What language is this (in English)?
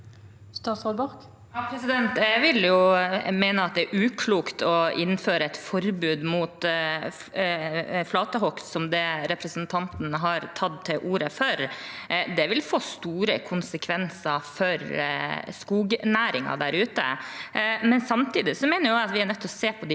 Norwegian